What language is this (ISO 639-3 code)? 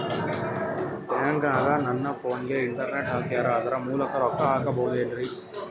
kan